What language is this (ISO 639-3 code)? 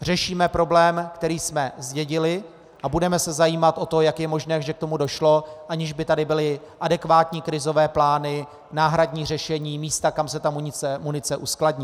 ces